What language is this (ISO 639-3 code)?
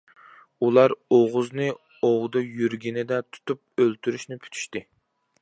uig